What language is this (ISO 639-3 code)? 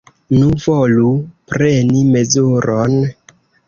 epo